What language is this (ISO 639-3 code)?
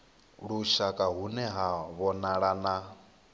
ven